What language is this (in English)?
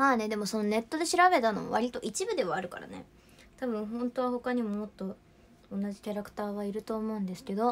Japanese